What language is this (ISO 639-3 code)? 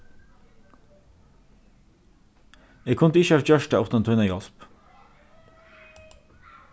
fao